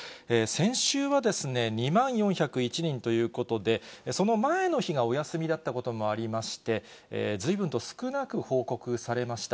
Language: Japanese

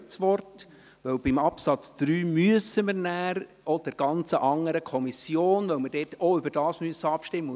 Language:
Swiss German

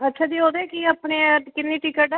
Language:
Punjabi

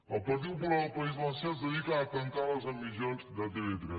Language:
Catalan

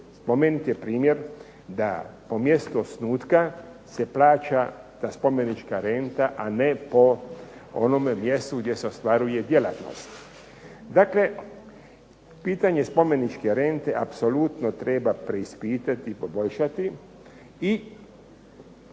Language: Croatian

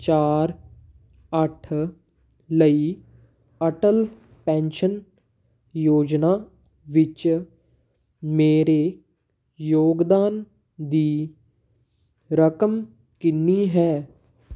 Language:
Punjabi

